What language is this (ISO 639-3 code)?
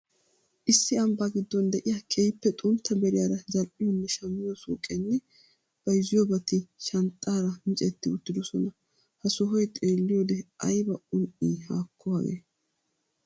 wal